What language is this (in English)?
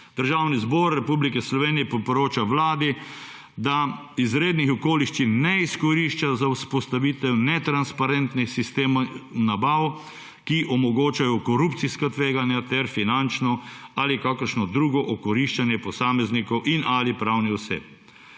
Slovenian